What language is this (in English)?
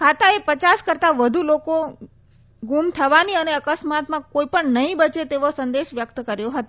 Gujarati